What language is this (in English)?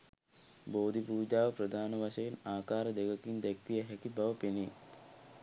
Sinhala